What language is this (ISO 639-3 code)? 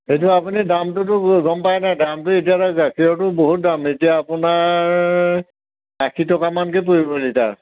asm